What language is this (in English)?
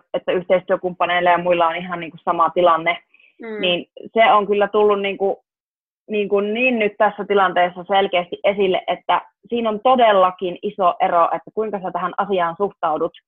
Finnish